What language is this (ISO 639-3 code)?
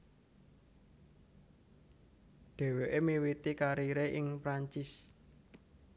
jav